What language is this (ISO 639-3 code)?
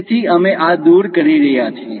guj